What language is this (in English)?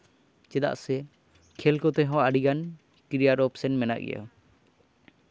Santali